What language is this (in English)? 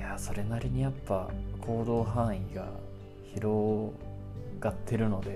Japanese